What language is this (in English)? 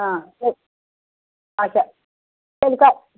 Kashmiri